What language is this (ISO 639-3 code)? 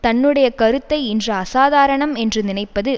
tam